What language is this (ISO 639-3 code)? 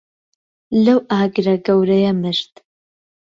ckb